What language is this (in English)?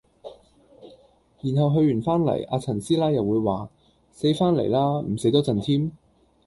Cantonese